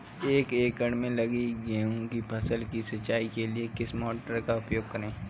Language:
Hindi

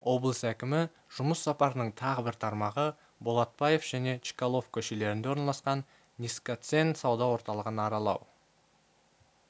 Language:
Kazakh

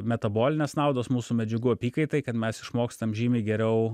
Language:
Lithuanian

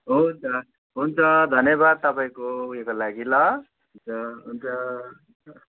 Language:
Nepali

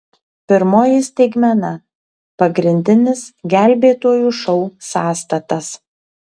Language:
Lithuanian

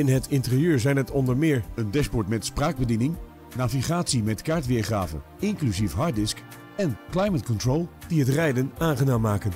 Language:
Dutch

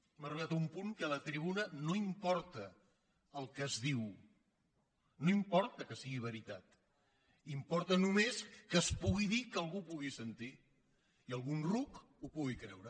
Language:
Catalan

